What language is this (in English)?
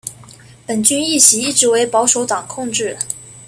Chinese